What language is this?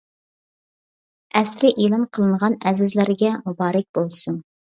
Uyghur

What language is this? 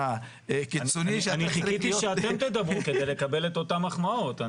Hebrew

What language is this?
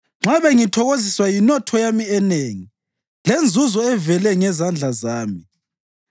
North Ndebele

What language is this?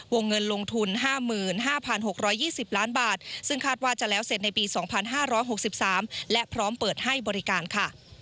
Thai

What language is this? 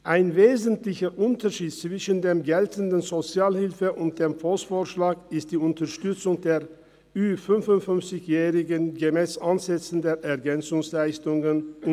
Swiss German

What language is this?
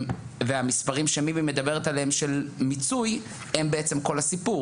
Hebrew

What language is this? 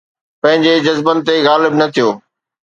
Sindhi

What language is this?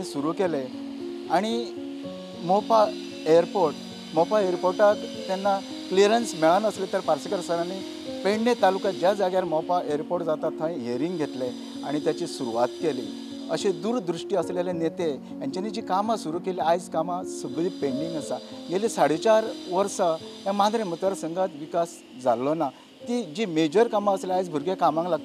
Marathi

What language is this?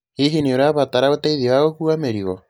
Kikuyu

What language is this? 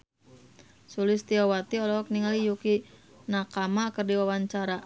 Sundanese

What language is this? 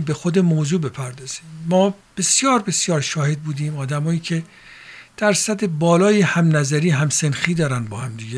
Persian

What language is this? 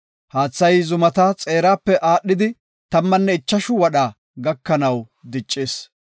Gofa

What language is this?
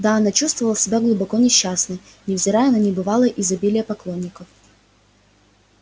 Russian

